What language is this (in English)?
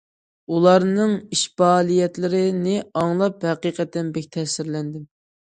Uyghur